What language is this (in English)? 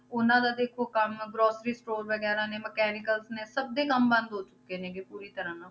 Punjabi